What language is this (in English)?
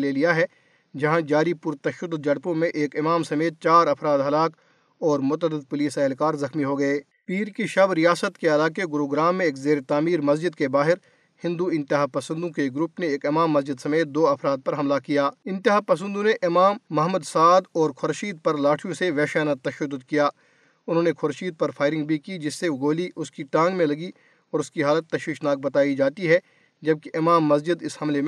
Urdu